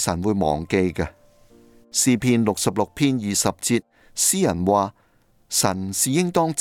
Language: Chinese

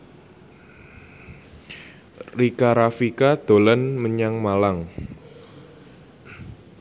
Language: Javanese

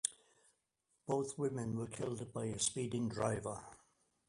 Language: English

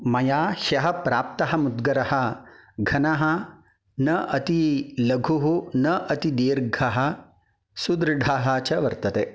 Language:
Sanskrit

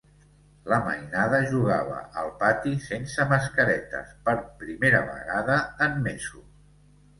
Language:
Catalan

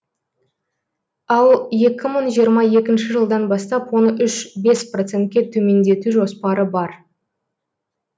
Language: Kazakh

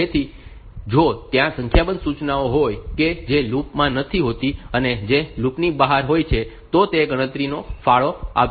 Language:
Gujarati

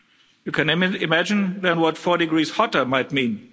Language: English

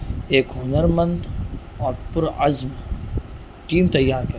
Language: Urdu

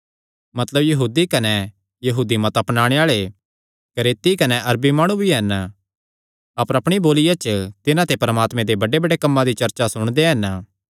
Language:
Kangri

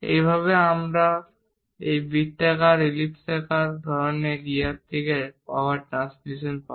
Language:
Bangla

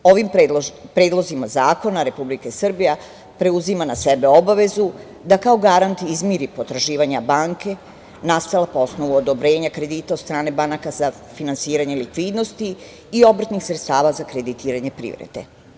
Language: Serbian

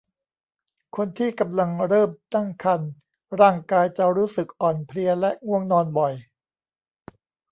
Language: Thai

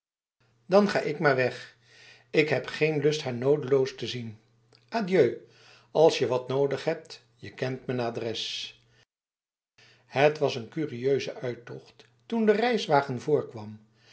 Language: Dutch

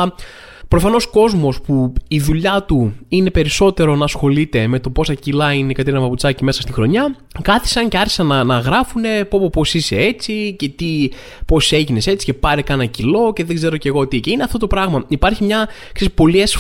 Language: Greek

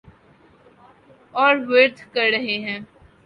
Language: Urdu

